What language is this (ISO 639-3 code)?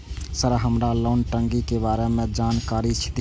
mai